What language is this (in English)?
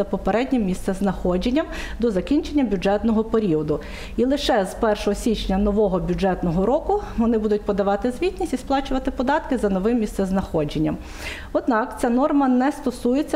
Ukrainian